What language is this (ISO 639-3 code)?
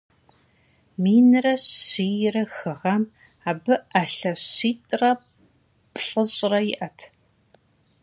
kbd